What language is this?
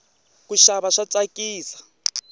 Tsonga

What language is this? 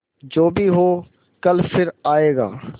Hindi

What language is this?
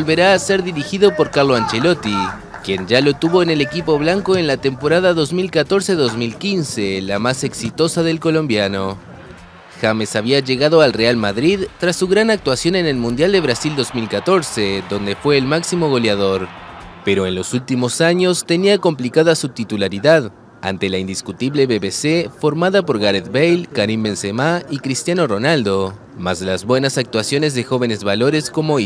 Spanish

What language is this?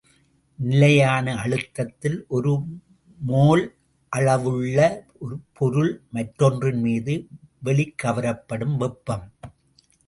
Tamil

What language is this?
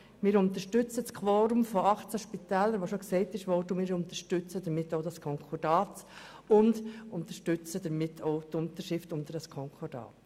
Swiss German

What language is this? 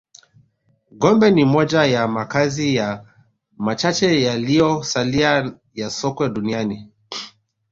Swahili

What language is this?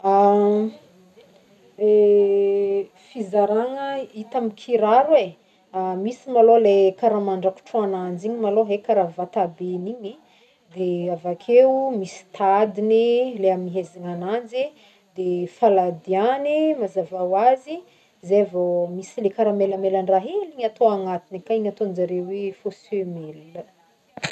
Northern Betsimisaraka Malagasy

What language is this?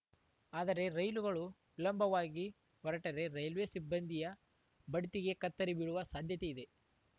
Kannada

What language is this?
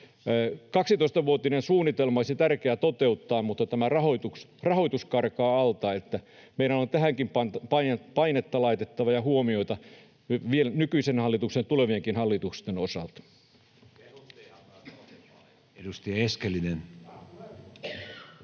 Finnish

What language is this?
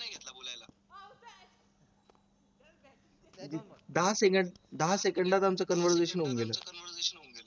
Marathi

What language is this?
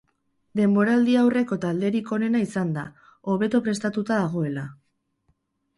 Basque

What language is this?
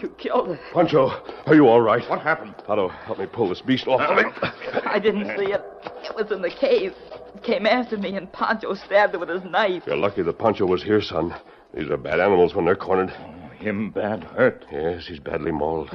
English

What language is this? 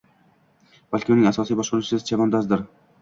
Uzbek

